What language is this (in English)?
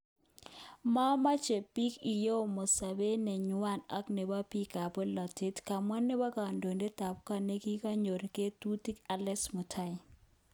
Kalenjin